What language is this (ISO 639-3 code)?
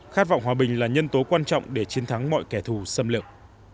vie